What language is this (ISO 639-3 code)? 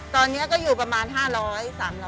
tha